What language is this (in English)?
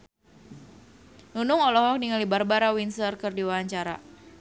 Sundanese